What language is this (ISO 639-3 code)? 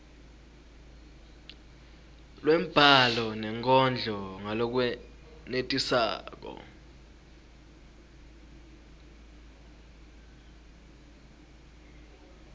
ssw